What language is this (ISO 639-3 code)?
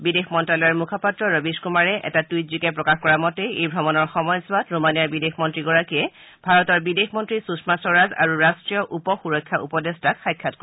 asm